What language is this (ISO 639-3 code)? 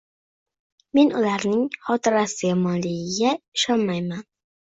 uzb